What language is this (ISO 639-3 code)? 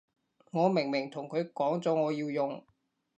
yue